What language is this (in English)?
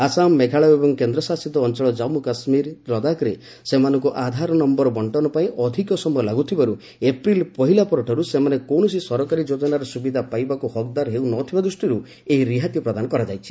Odia